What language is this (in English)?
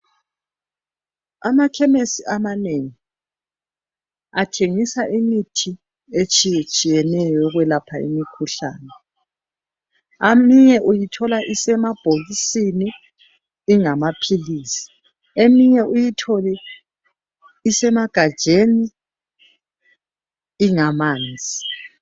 North Ndebele